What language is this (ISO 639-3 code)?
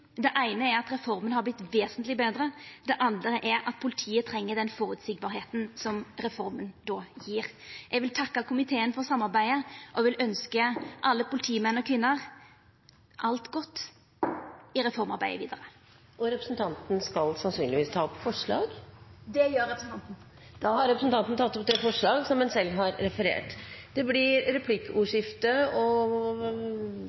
nor